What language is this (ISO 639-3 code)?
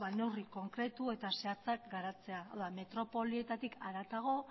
eus